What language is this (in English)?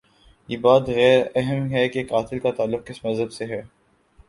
Urdu